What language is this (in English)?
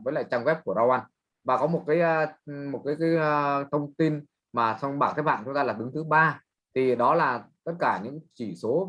Vietnamese